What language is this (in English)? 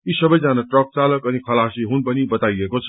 Nepali